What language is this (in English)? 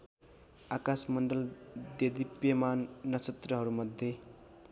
Nepali